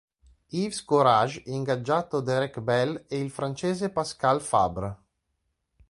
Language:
Italian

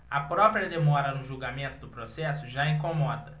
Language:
Portuguese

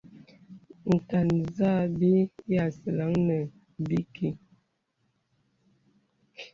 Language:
Bebele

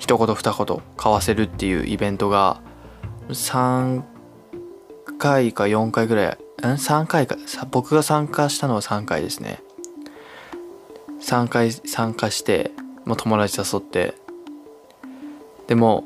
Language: Japanese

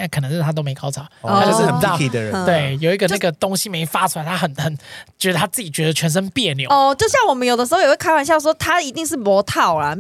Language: Chinese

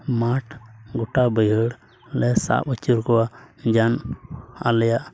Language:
Santali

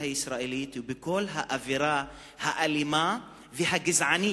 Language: Hebrew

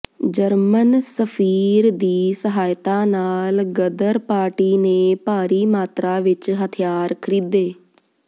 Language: Punjabi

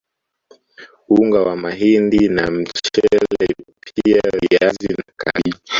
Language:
Swahili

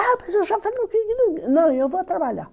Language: Portuguese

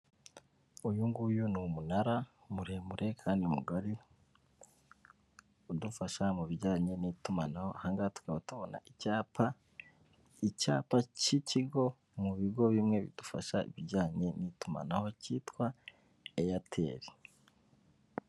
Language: Kinyarwanda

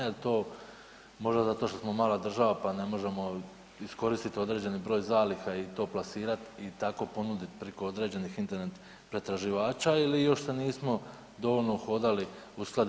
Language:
Croatian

